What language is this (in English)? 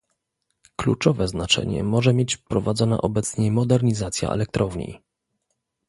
Polish